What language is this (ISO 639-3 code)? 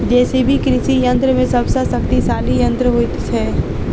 mai